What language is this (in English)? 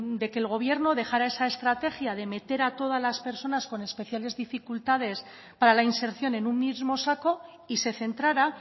Spanish